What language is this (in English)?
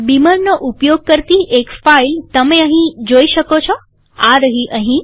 Gujarati